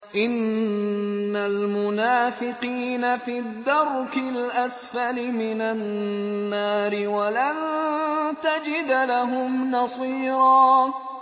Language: Arabic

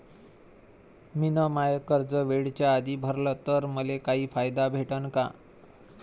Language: Marathi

